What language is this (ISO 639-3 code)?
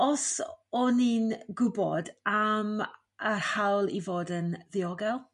cym